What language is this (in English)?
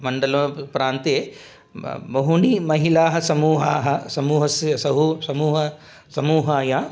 Sanskrit